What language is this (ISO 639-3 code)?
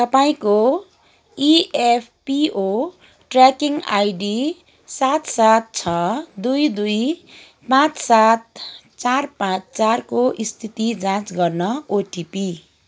nep